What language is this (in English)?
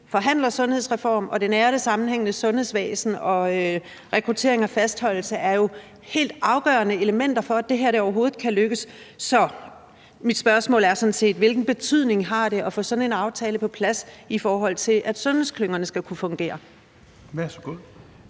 Danish